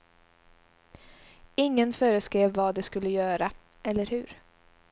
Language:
Swedish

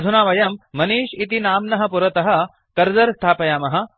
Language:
Sanskrit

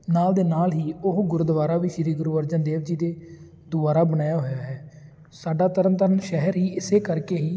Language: Punjabi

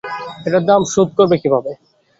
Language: Bangla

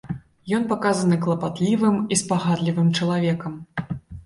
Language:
Belarusian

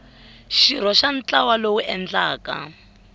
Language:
Tsonga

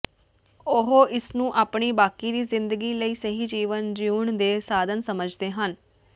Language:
Punjabi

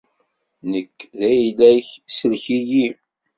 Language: Kabyle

